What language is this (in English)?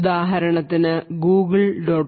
Malayalam